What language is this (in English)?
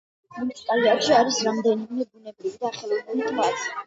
Georgian